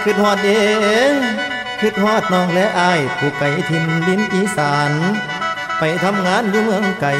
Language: Thai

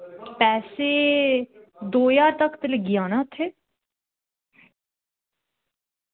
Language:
Dogri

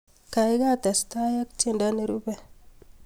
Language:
Kalenjin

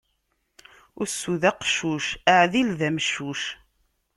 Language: Kabyle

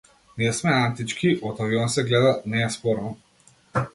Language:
Macedonian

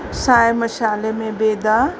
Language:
Sindhi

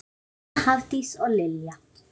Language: Icelandic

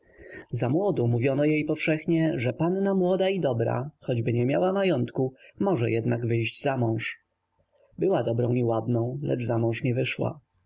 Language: Polish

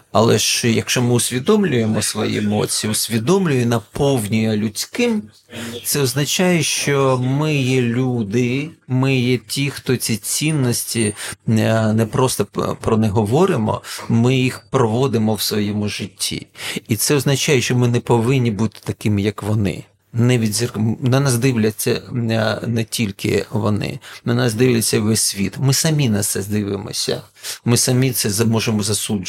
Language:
Ukrainian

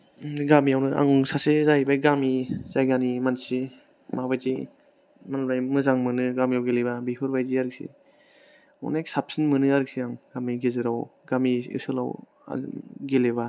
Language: Bodo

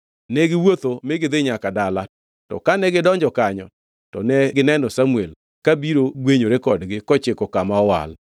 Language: Luo (Kenya and Tanzania)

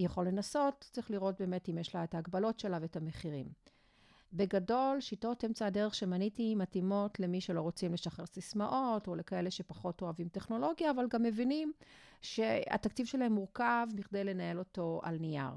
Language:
Hebrew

